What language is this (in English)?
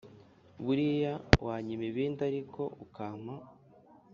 Kinyarwanda